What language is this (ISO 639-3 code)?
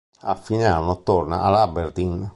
ita